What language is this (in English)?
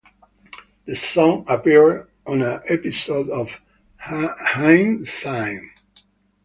English